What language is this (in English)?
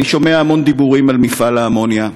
Hebrew